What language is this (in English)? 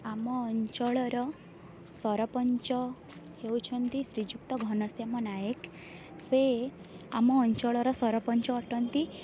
Odia